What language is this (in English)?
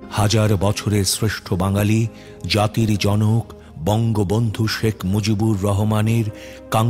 Romanian